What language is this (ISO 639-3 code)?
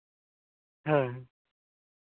sat